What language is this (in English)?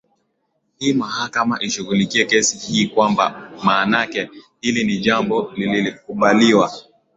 Swahili